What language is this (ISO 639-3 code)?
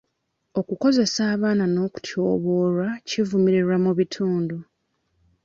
lug